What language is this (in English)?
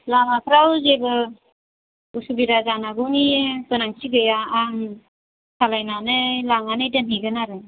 Bodo